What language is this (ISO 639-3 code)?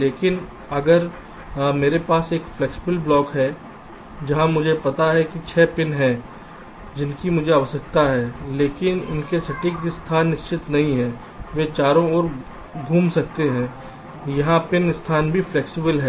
hin